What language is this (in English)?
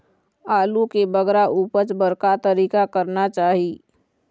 Chhattisgarhi